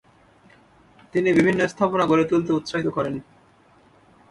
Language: Bangla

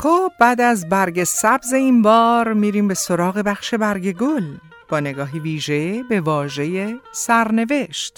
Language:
Persian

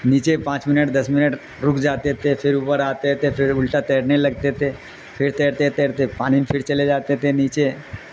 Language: Urdu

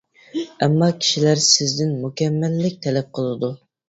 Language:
Uyghur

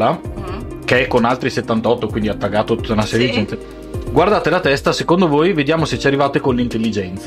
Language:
Italian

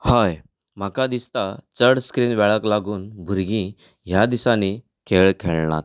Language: Konkani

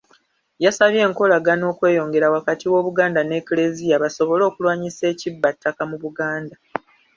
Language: Ganda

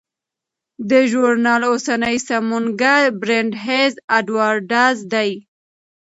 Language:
Pashto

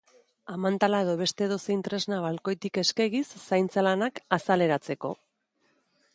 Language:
Basque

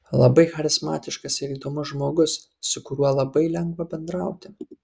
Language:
Lithuanian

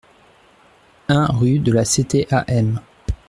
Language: French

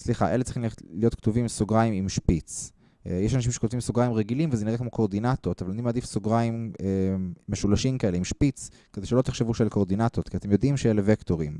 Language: Hebrew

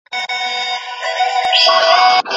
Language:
Pashto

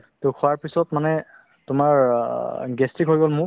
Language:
Assamese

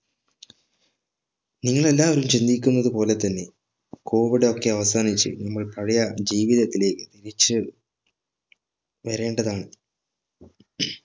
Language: Malayalam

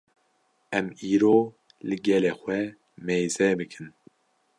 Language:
Kurdish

